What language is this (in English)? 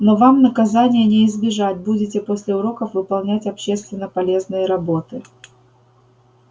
Russian